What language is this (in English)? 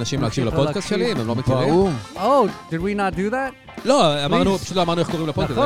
Hebrew